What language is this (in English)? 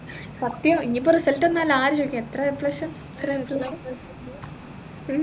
Malayalam